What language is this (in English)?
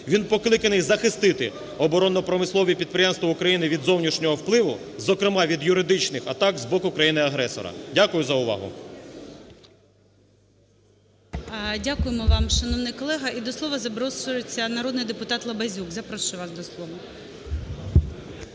Ukrainian